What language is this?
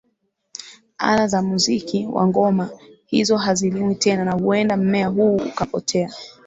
Swahili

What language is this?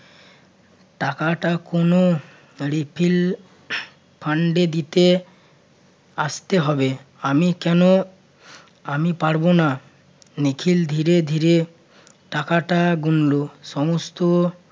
Bangla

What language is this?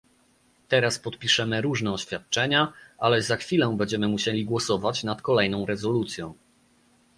Polish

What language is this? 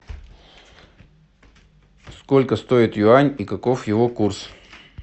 Russian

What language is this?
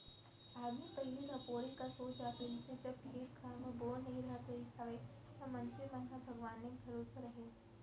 Chhattisgarhi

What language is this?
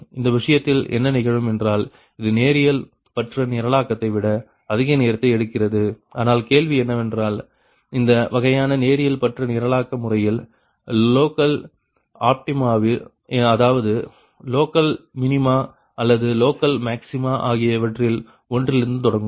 Tamil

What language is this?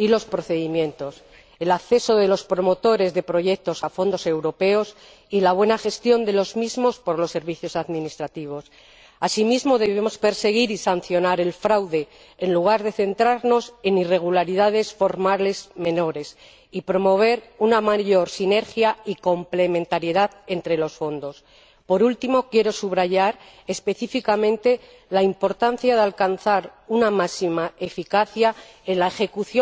Spanish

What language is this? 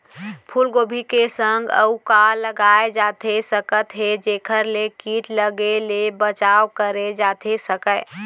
Chhattisgarhi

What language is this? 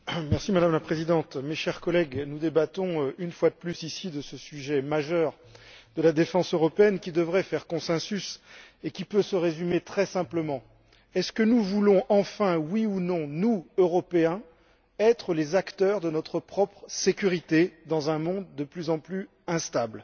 French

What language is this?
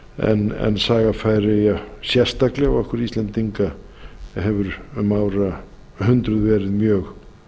Icelandic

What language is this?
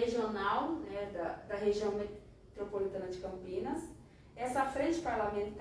Portuguese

